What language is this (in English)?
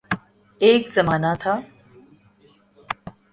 Urdu